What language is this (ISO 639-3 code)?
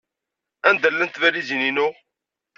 kab